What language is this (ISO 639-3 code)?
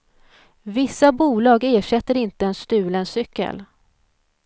swe